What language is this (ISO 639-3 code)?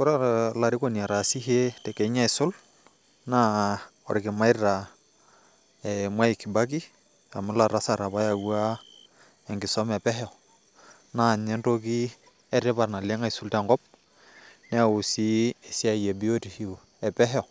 mas